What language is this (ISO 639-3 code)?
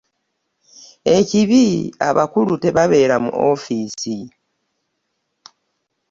lug